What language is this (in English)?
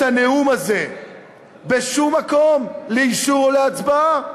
Hebrew